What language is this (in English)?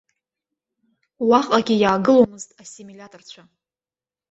Abkhazian